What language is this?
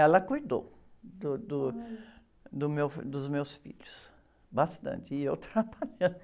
Portuguese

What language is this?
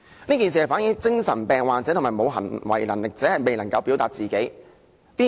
Cantonese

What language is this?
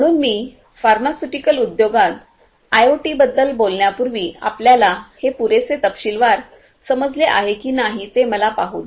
Marathi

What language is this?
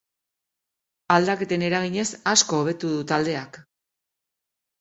Basque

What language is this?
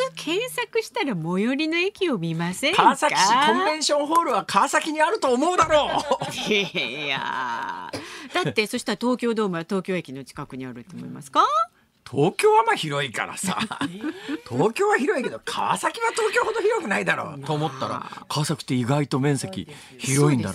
Japanese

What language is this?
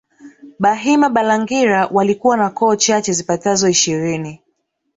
Swahili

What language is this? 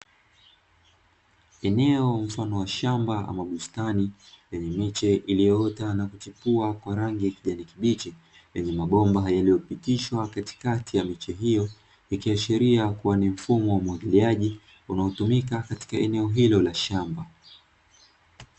Swahili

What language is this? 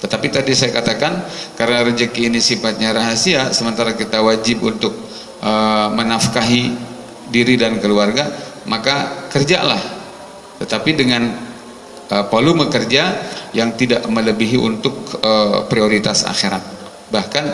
Indonesian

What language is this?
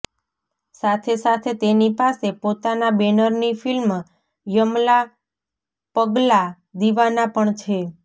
Gujarati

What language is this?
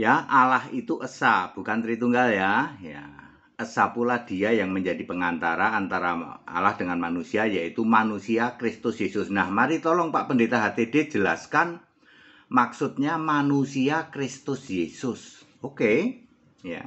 Indonesian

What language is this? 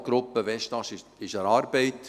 Swiss German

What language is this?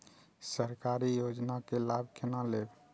Maithili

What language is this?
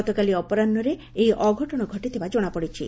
Odia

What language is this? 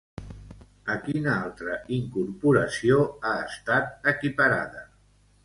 Catalan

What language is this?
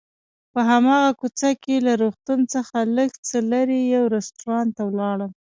Pashto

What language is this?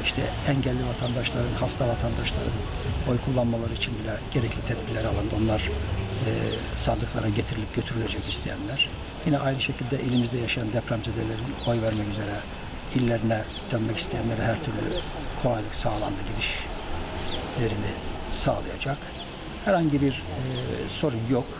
Turkish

